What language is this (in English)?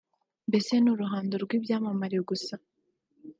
Kinyarwanda